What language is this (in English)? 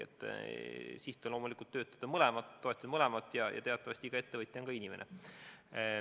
Estonian